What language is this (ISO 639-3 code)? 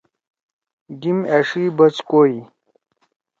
trw